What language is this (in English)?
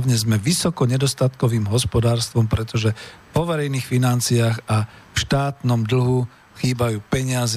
Slovak